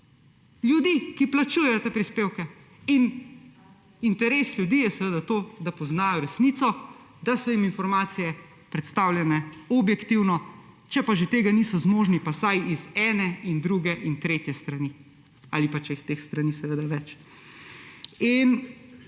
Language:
Slovenian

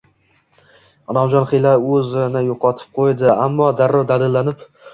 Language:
Uzbek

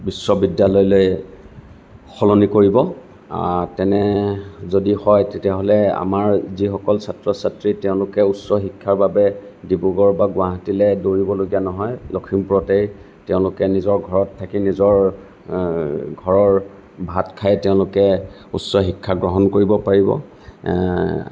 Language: Assamese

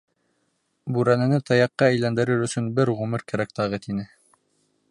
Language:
Bashkir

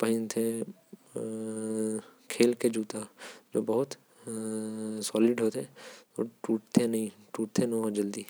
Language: Korwa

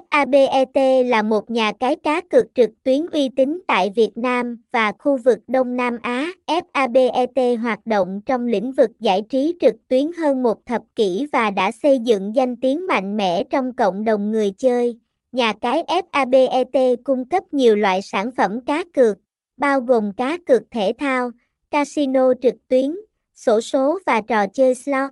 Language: Vietnamese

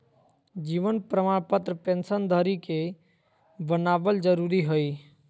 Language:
Magahi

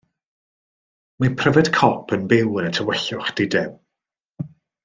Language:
Welsh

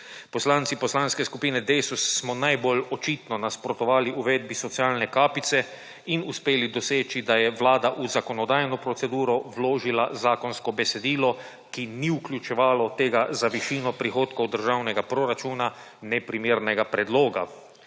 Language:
Slovenian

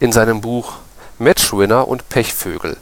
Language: German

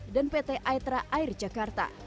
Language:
Indonesian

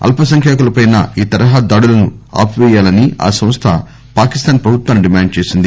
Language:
Telugu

